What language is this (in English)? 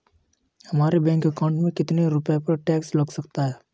Hindi